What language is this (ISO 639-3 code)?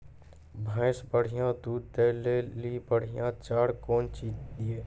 mai